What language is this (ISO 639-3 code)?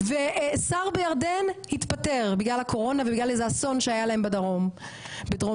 heb